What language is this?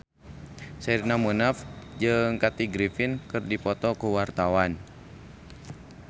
Sundanese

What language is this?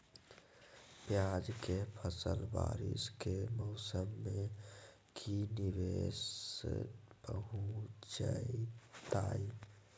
Magahi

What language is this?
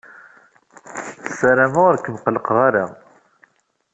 Kabyle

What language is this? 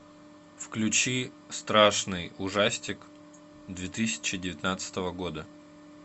Russian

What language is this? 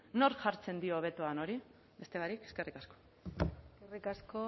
Basque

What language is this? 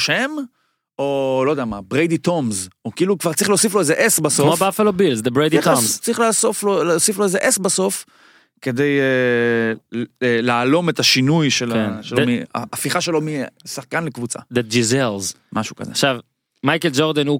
Hebrew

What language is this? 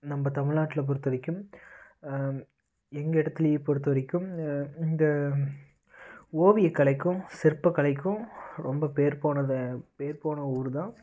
Tamil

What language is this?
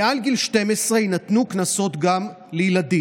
Hebrew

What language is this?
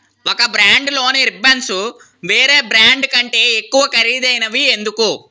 Telugu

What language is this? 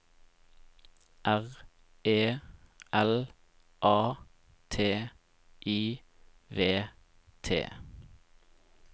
Norwegian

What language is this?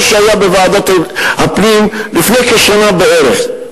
Hebrew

